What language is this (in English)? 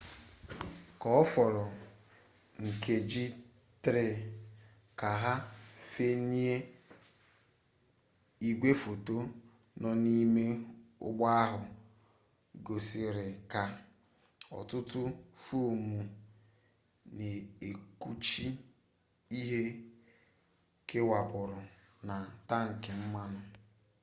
Igbo